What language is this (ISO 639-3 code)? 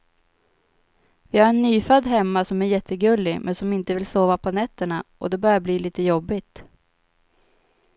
swe